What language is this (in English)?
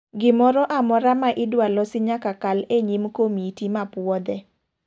Luo (Kenya and Tanzania)